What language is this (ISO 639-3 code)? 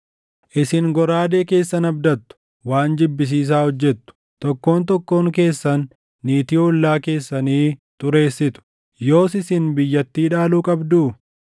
orm